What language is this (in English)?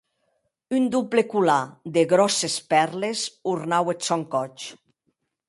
Occitan